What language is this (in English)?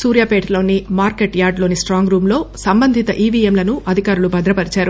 Telugu